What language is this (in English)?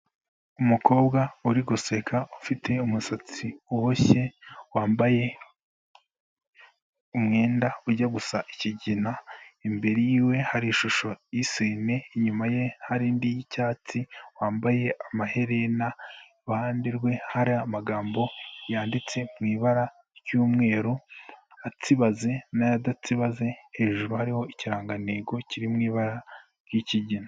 Kinyarwanda